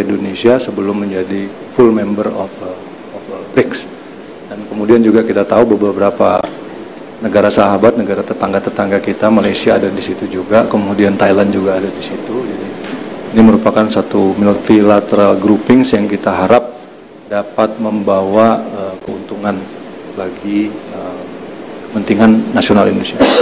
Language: Indonesian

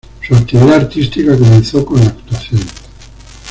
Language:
Spanish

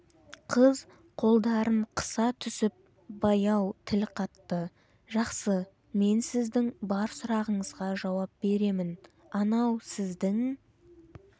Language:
Kazakh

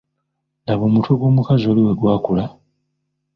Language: Ganda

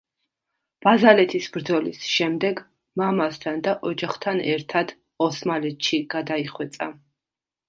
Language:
Georgian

